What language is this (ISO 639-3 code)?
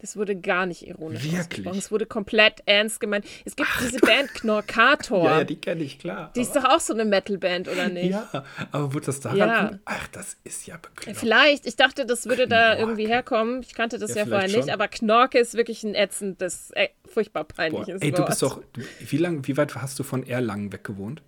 deu